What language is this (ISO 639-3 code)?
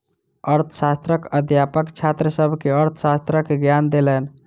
mai